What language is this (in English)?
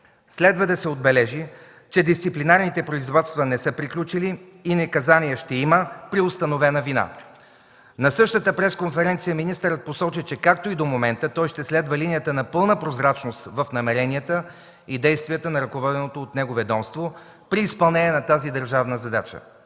Bulgarian